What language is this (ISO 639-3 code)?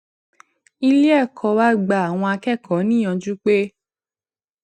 yor